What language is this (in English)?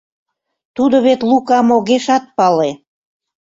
Mari